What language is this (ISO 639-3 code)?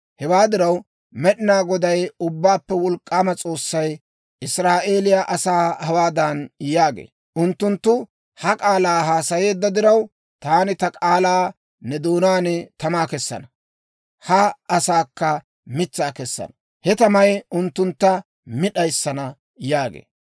dwr